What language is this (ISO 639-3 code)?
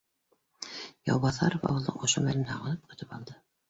bak